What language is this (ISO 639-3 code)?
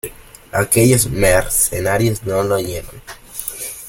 spa